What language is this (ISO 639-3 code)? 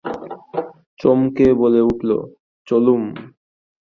ben